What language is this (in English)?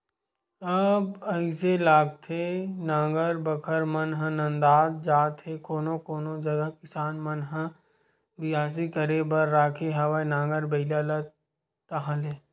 Chhattisgarhi